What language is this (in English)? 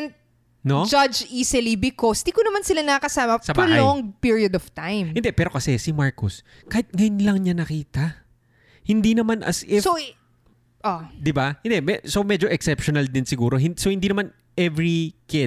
Filipino